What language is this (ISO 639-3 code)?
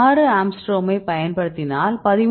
tam